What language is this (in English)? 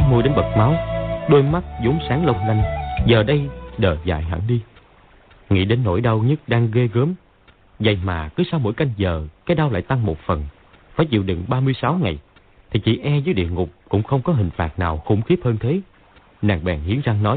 Vietnamese